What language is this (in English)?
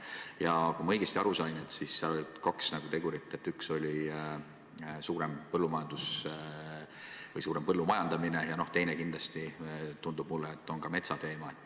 Estonian